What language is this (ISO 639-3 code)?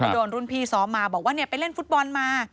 tha